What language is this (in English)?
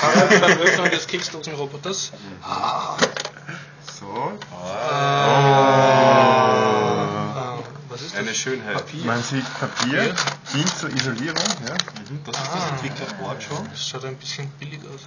German